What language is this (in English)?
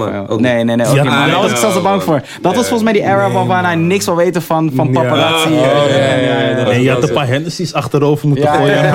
Dutch